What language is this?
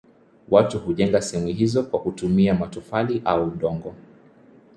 Swahili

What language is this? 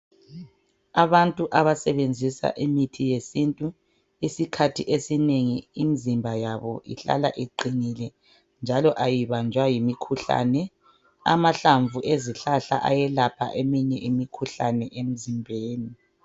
North Ndebele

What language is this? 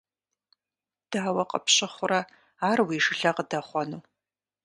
Kabardian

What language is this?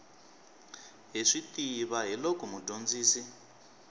Tsonga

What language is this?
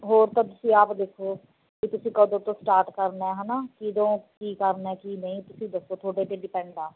Punjabi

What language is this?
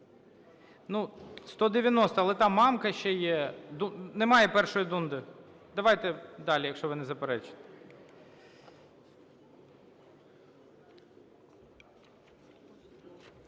Ukrainian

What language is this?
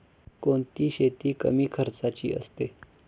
Marathi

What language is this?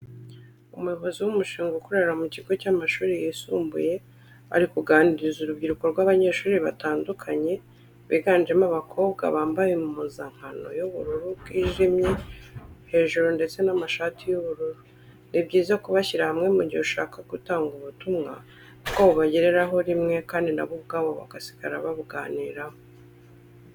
Kinyarwanda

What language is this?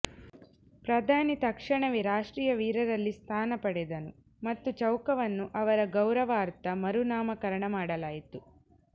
Kannada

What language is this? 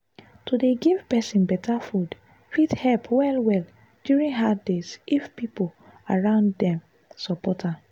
Nigerian Pidgin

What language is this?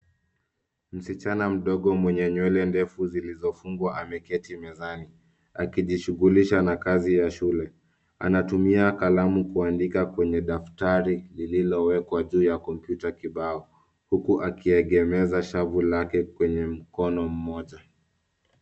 Swahili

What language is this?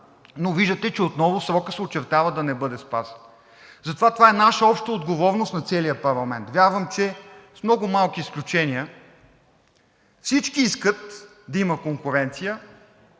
Bulgarian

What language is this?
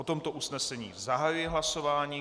Czech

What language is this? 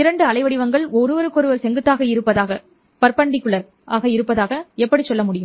Tamil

